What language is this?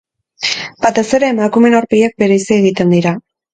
Basque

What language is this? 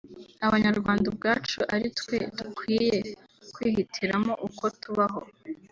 Kinyarwanda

